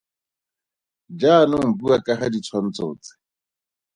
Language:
Tswana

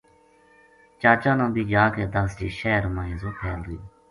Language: Gujari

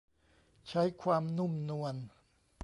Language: Thai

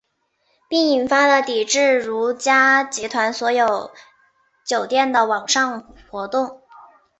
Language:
Chinese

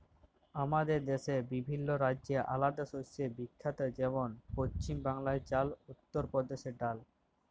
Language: Bangla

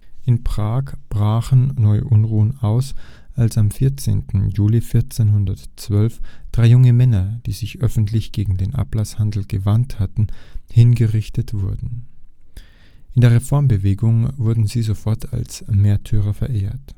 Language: German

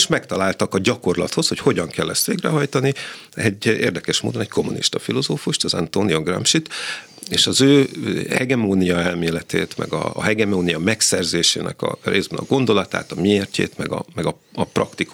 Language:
Hungarian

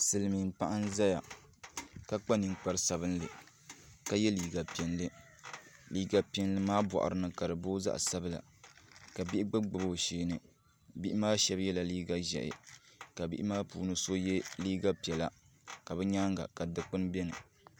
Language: Dagbani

